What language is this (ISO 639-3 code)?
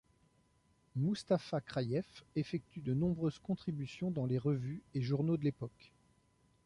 fra